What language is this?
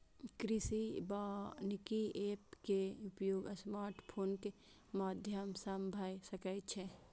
Maithili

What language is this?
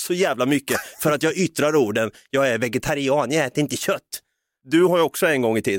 Swedish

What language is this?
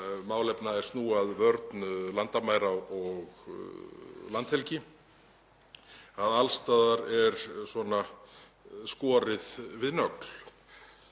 Icelandic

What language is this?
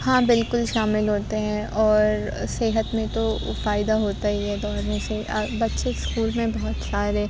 Urdu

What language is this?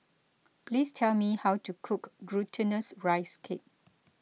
English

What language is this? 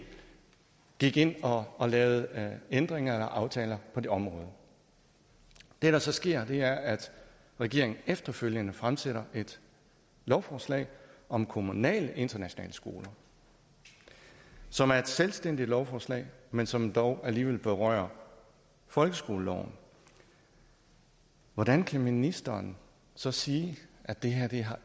Danish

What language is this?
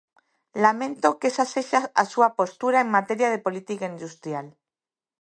Galician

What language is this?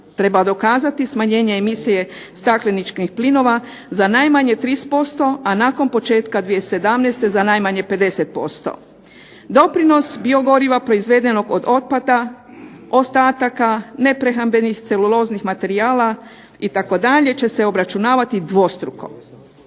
Croatian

